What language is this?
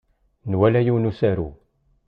Kabyle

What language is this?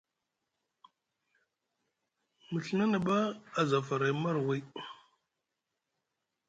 Musgu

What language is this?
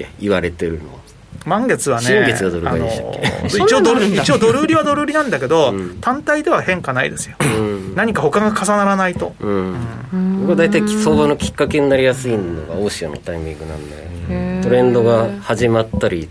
Japanese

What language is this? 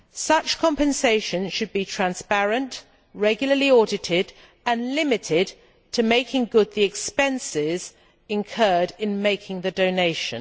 English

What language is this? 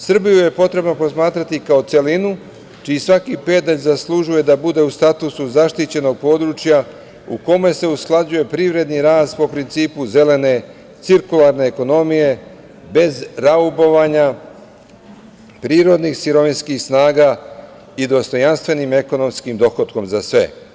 Serbian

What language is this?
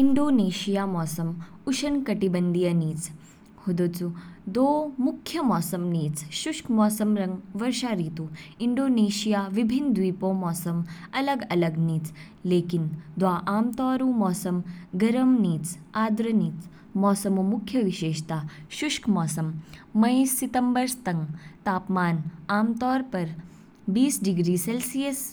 Kinnauri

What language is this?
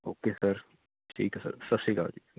Punjabi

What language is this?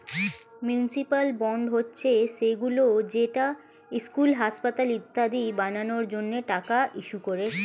Bangla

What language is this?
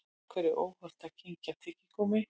Icelandic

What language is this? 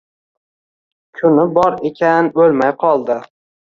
Uzbek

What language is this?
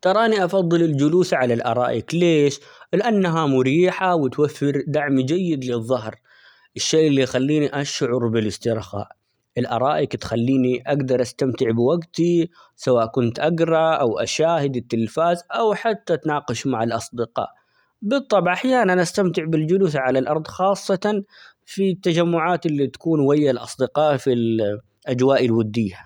Omani Arabic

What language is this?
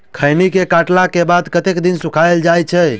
Maithili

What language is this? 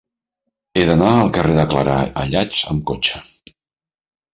Catalan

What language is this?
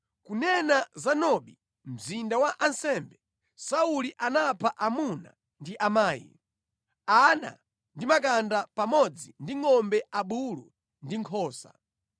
Nyanja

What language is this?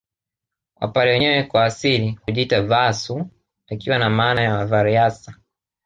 Swahili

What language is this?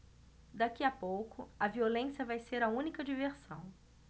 Portuguese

